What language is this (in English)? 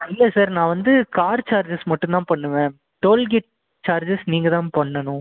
Tamil